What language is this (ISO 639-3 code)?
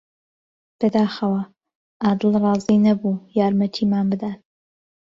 ckb